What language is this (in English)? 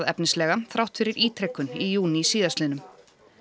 Icelandic